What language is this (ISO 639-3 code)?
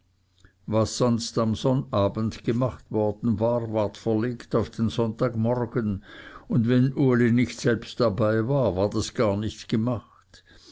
deu